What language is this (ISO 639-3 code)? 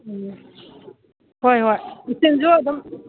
mni